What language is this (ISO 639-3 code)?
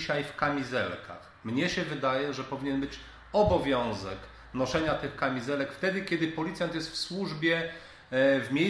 pol